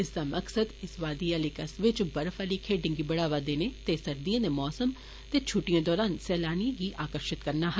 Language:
Dogri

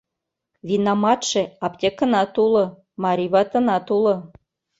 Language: Mari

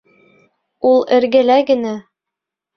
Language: Bashkir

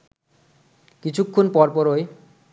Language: Bangla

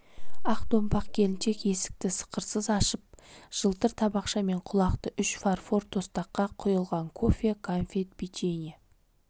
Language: Kazakh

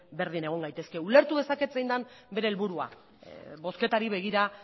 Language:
Basque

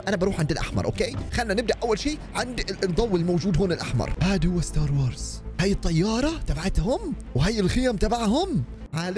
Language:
Arabic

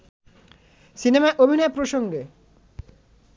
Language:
Bangla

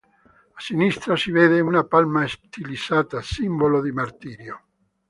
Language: Italian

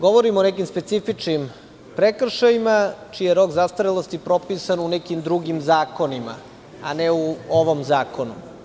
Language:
Serbian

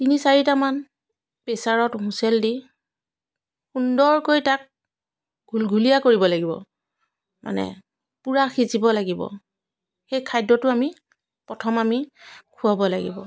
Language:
Assamese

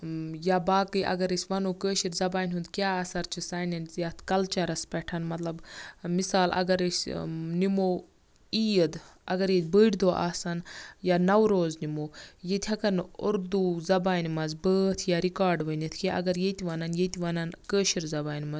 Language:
Kashmiri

